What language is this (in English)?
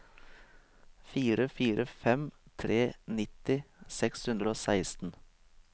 Norwegian